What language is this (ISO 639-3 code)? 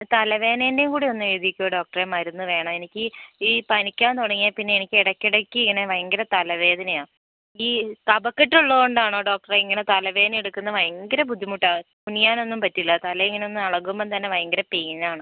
mal